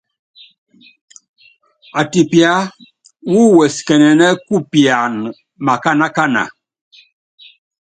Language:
Yangben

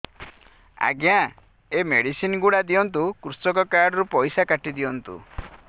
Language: Odia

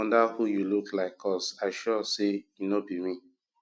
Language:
Nigerian Pidgin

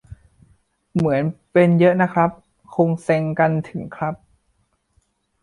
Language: Thai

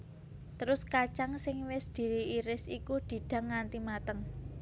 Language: Javanese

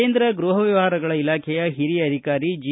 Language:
Kannada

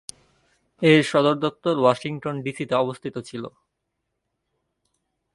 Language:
Bangla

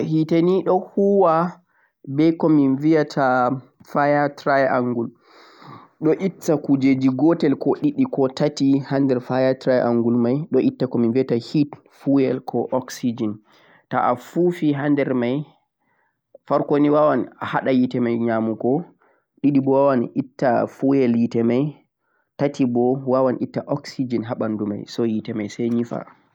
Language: Central-Eastern Niger Fulfulde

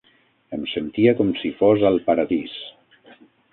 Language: Catalan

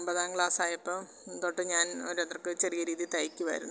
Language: Malayalam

